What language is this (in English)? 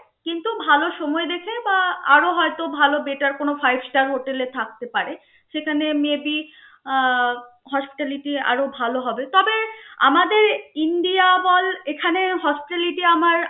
Bangla